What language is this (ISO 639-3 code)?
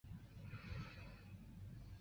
zho